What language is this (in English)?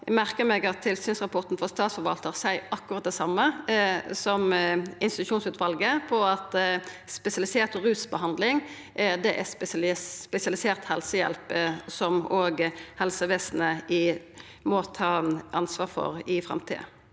Norwegian